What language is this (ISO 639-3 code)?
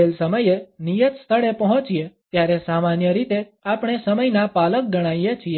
guj